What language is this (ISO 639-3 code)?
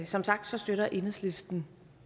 dan